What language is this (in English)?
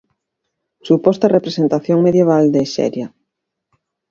Galician